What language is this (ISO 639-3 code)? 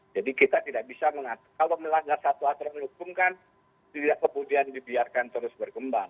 ind